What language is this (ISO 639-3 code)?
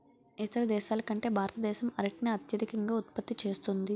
tel